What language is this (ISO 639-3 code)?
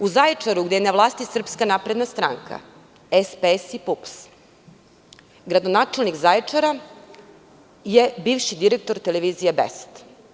srp